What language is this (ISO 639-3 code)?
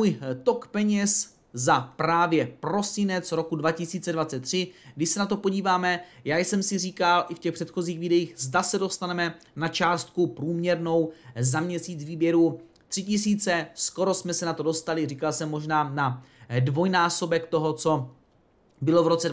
ces